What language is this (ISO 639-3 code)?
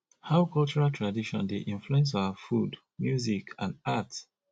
pcm